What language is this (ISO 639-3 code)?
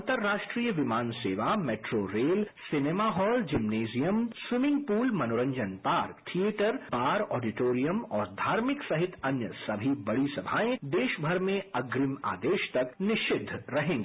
hin